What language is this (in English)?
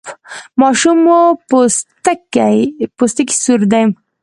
Pashto